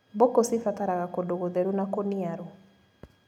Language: Kikuyu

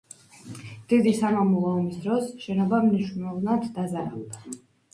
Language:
Georgian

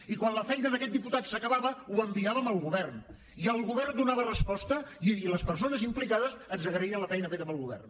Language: Catalan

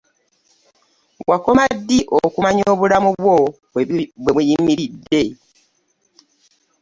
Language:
Ganda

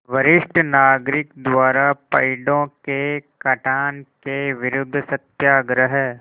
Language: Hindi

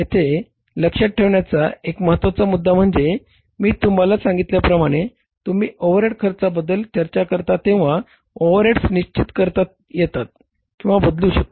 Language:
Marathi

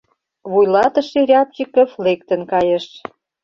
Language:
Mari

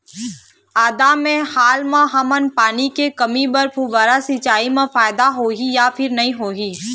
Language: Chhattisgarhi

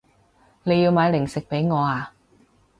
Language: Cantonese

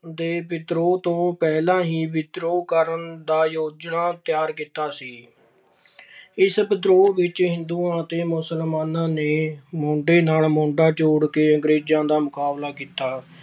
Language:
Punjabi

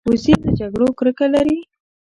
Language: Pashto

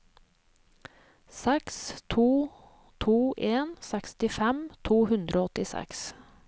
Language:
Norwegian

